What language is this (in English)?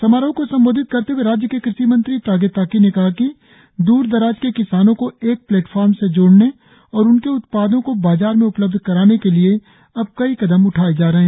Hindi